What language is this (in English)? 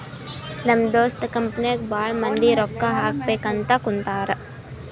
Kannada